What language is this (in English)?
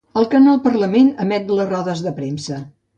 Catalan